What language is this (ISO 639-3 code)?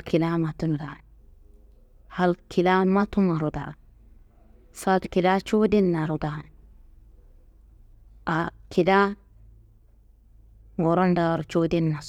kbl